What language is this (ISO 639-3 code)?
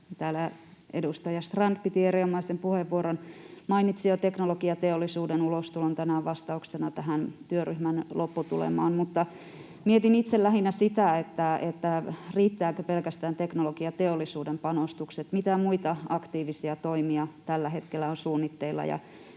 fin